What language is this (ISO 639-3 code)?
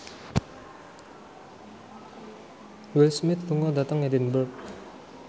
jav